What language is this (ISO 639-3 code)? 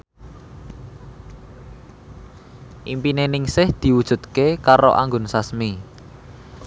jav